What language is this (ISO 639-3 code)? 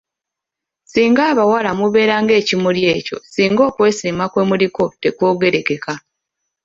lug